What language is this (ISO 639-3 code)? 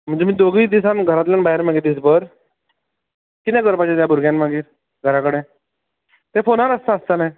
kok